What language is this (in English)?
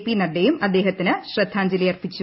Malayalam